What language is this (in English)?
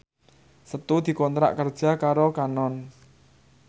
Javanese